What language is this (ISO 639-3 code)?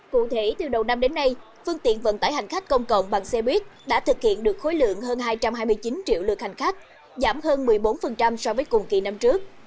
vie